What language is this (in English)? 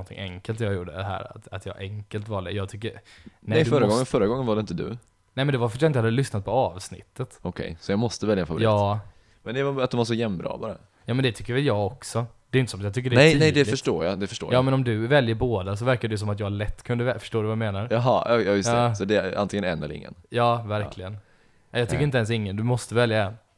Swedish